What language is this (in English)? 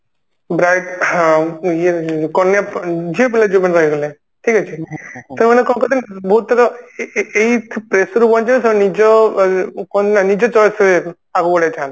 Odia